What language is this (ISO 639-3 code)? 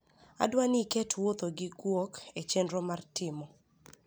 luo